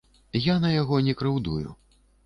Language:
Belarusian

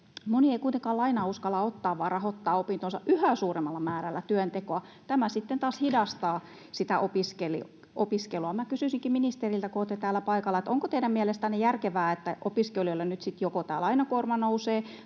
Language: Finnish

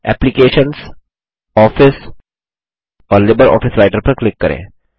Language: Hindi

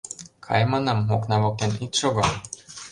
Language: Mari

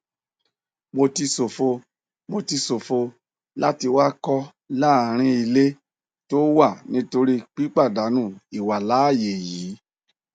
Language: Yoruba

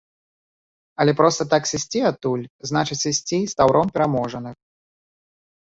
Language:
Belarusian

